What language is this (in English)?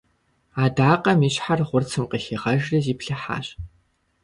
Kabardian